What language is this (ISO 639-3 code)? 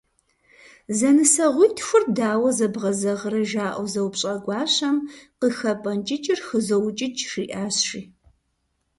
kbd